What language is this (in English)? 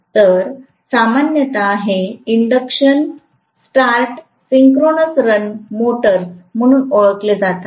Marathi